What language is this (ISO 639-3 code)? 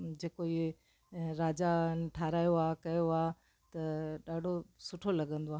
snd